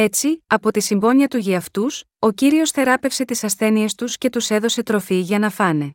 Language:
Greek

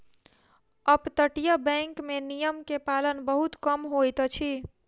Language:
Maithili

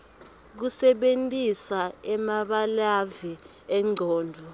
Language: Swati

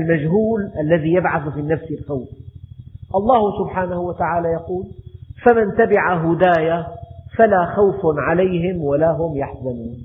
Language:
Arabic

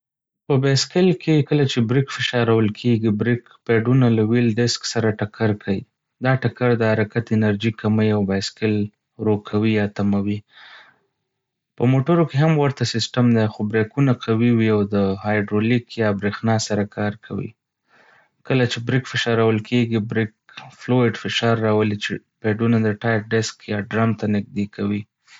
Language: Pashto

